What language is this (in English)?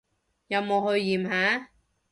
Cantonese